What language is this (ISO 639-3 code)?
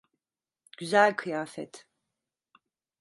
tur